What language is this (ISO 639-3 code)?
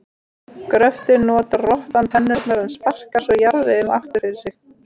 isl